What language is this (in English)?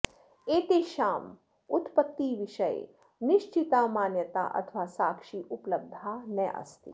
Sanskrit